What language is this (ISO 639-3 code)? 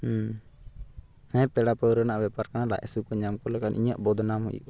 sat